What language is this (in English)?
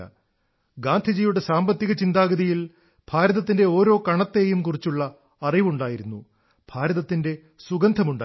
Malayalam